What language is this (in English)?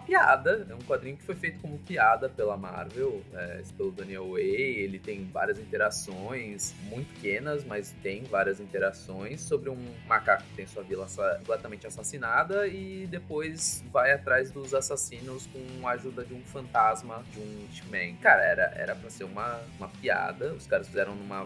Portuguese